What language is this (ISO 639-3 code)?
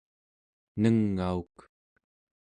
esu